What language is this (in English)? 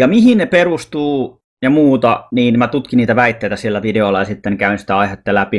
Finnish